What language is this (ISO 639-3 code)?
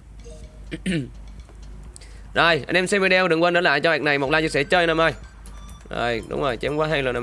vie